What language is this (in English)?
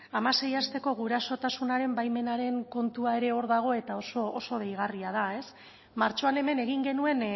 Basque